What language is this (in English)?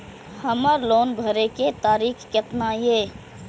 Maithili